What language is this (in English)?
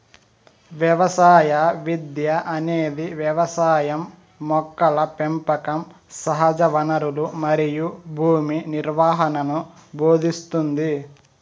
Telugu